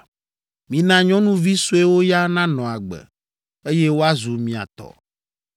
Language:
Ewe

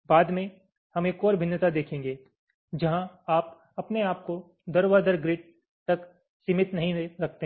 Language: Hindi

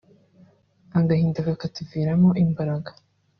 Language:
Kinyarwanda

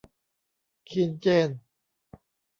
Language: Thai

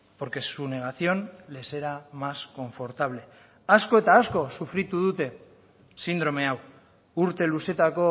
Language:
Basque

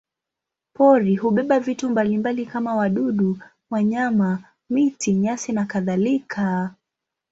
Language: Swahili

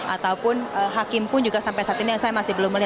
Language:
Indonesian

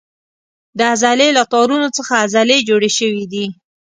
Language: Pashto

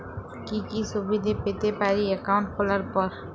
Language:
Bangla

